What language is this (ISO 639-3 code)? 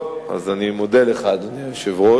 heb